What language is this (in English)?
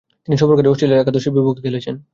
Bangla